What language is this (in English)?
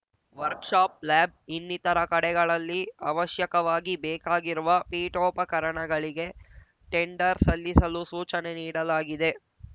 Kannada